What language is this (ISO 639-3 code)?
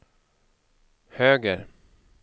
swe